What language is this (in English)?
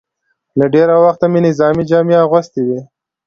Pashto